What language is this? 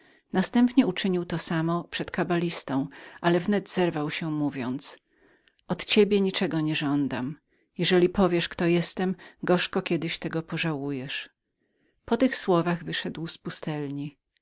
Polish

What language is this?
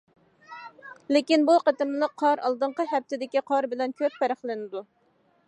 Uyghur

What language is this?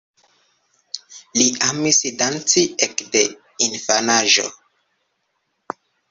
Esperanto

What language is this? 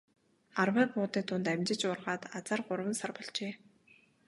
Mongolian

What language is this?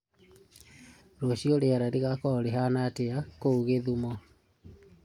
Kikuyu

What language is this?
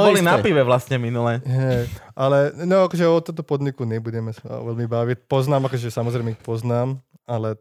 Slovak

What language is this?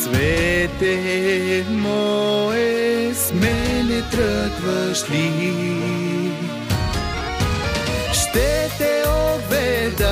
Bulgarian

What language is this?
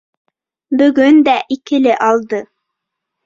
Bashkir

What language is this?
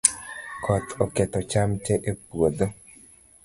Luo (Kenya and Tanzania)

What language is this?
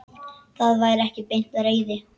Icelandic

